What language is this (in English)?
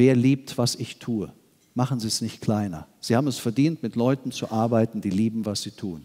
German